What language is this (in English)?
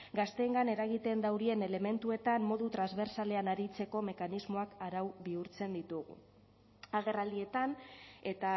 Basque